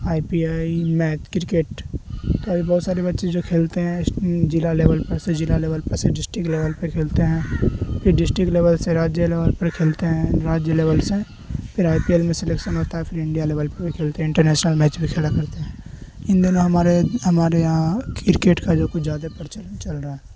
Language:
Urdu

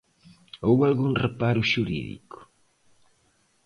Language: Galician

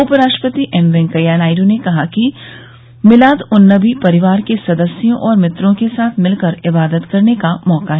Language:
Hindi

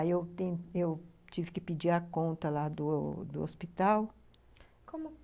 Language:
Portuguese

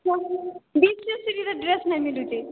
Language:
Odia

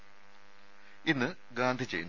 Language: Malayalam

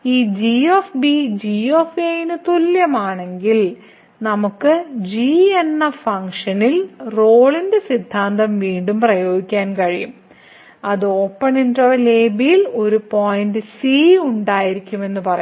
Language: Malayalam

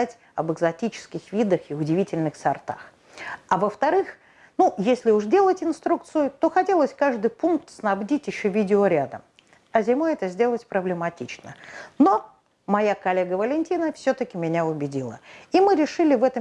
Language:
Russian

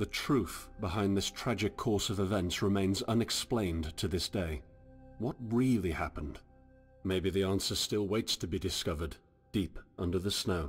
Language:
Polish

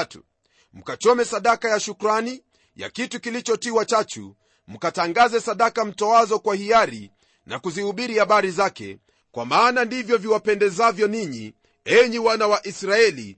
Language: Swahili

